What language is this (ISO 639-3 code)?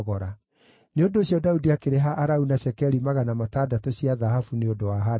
kik